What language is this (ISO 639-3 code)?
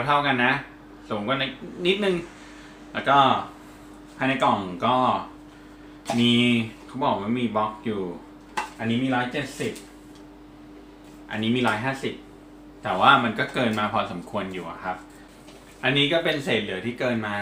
tha